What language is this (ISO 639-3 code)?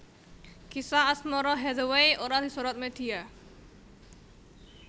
jav